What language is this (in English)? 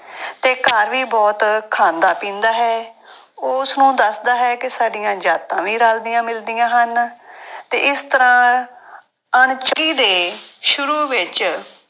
Punjabi